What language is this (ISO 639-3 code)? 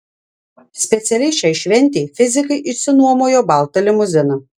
lit